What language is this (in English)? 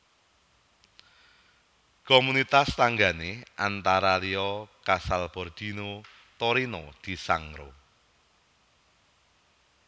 Javanese